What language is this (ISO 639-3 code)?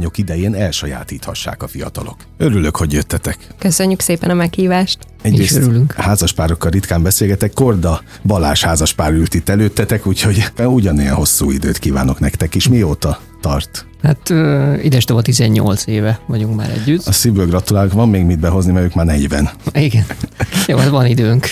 hun